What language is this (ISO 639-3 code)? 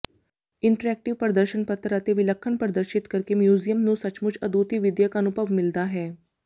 pan